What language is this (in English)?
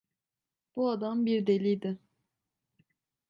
Turkish